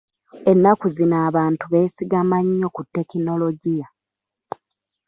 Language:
Ganda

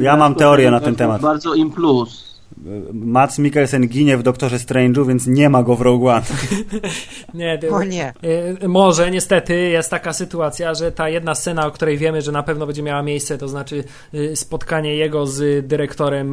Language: Polish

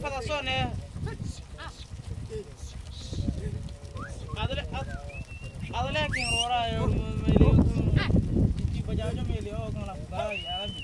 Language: Thai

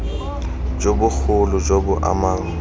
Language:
Tswana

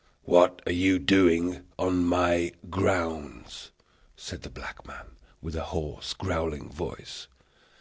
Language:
English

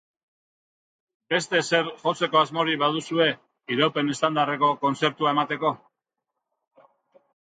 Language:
Basque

